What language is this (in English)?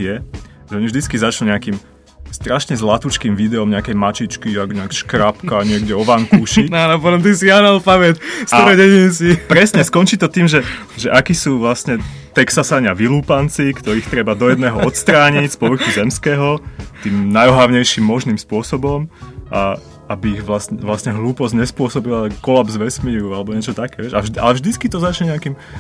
Slovak